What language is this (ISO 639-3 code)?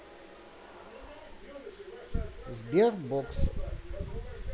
rus